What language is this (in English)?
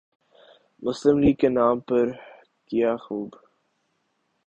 Urdu